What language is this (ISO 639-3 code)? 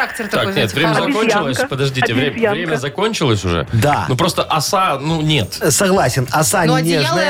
rus